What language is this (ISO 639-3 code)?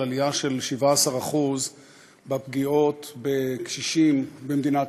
heb